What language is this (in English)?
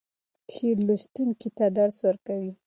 Pashto